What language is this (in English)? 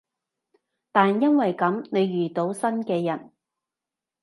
Cantonese